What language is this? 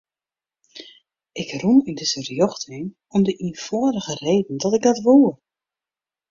Western Frisian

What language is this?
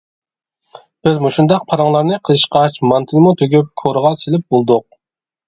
Uyghur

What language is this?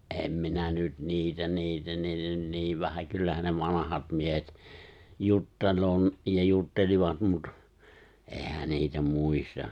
Finnish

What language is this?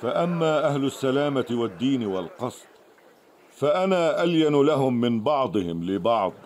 Arabic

